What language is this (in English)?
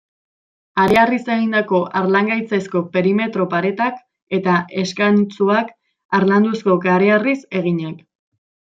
Basque